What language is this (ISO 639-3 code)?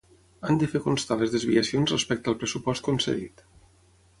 cat